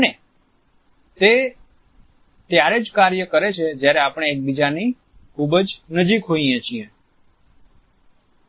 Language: Gujarati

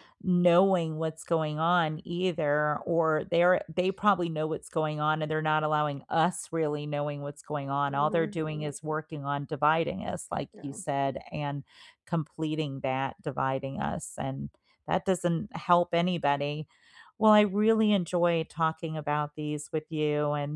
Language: English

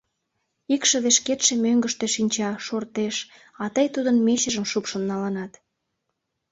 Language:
Mari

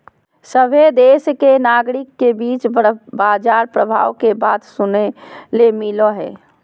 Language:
Magahi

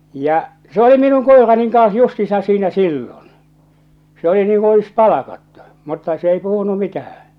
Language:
Finnish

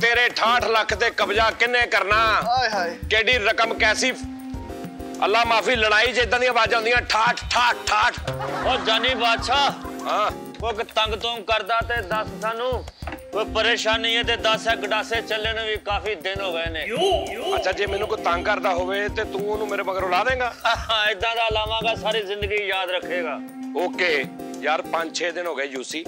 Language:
Hindi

